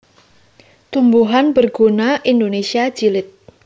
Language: Javanese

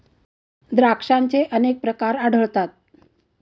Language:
Marathi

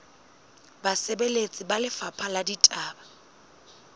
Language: Southern Sotho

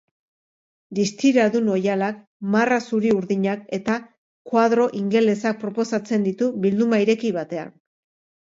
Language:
Basque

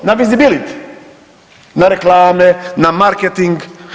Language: Croatian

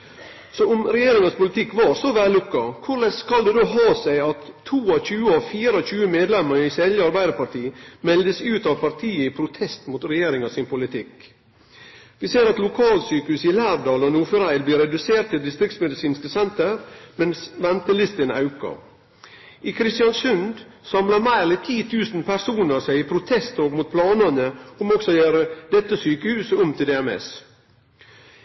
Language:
Norwegian Nynorsk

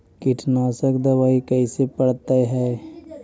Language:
Magahi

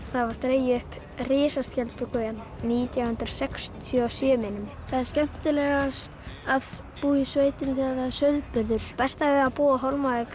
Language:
Icelandic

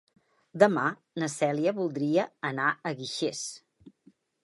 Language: Catalan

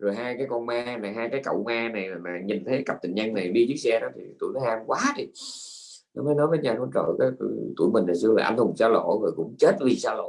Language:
Vietnamese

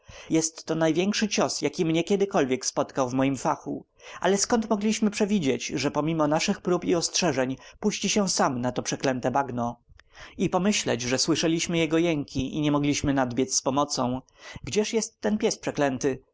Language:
Polish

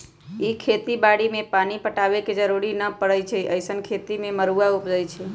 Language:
Magahi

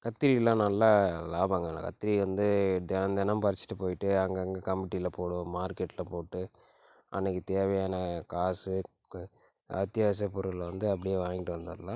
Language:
Tamil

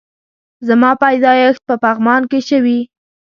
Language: Pashto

